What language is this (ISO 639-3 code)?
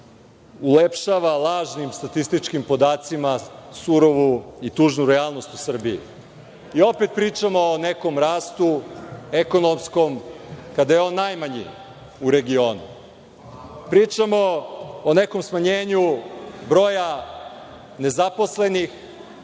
srp